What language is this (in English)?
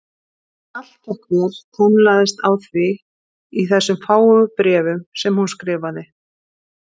Icelandic